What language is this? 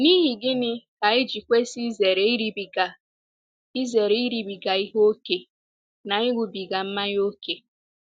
Igbo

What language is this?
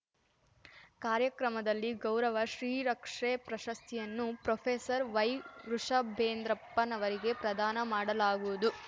Kannada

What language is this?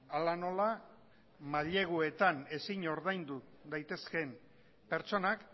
Basque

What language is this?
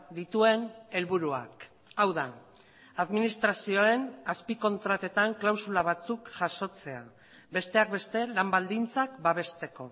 Basque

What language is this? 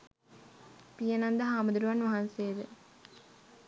Sinhala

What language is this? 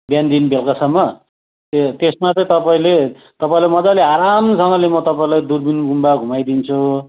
Nepali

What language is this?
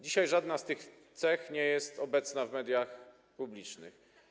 Polish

